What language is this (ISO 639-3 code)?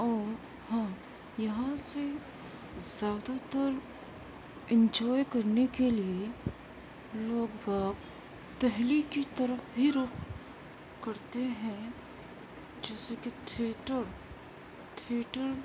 urd